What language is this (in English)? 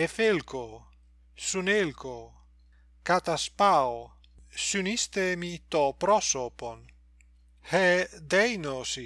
Greek